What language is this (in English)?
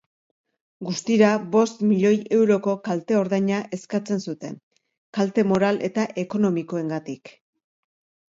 Basque